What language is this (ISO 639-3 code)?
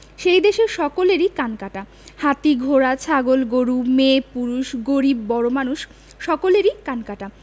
ben